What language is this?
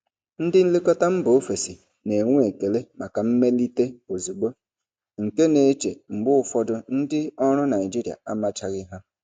Igbo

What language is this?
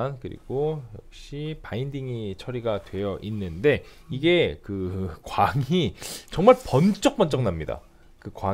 Korean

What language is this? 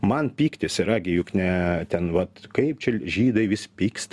Lithuanian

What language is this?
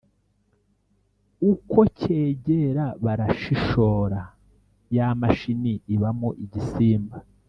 Kinyarwanda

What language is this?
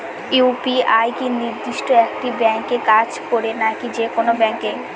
Bangla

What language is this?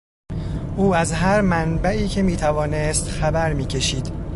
Persian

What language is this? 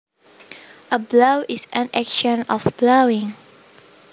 Javanese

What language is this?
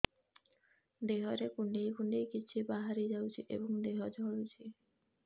Odia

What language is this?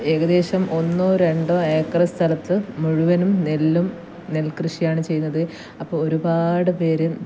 Malayalam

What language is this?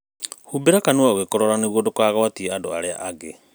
Kikuyu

